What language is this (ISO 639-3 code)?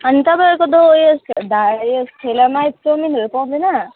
nep